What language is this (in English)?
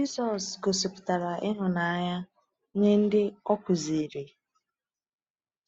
Igbo